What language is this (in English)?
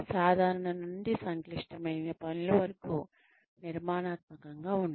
Telugu